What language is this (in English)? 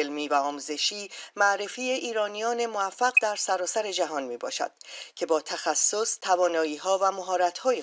Persian